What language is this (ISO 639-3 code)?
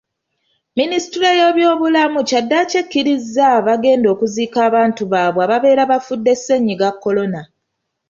lug